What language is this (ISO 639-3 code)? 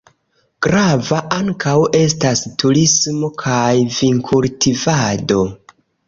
epo